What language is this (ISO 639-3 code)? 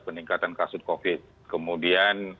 ind